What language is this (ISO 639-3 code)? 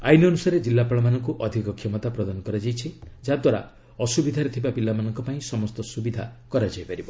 ori